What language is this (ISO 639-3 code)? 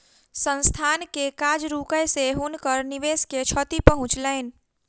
mai